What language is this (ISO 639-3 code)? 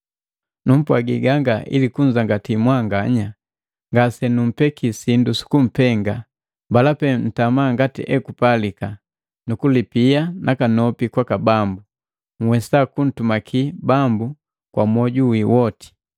mgv